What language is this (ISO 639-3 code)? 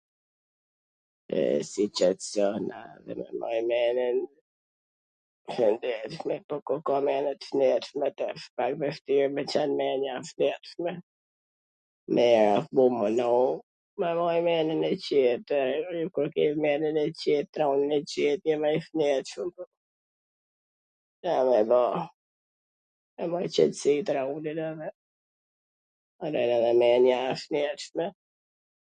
aln